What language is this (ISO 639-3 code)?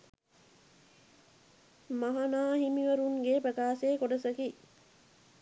sin